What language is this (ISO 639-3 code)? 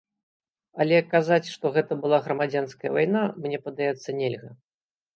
bel